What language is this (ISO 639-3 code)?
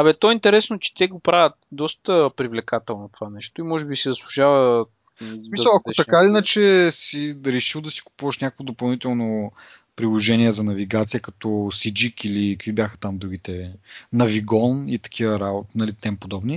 bul